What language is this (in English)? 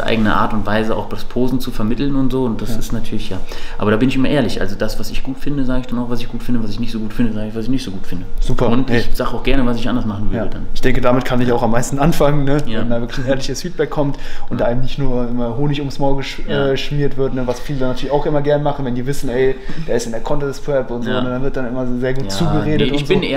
German